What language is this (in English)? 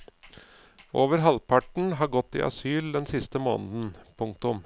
Norwegian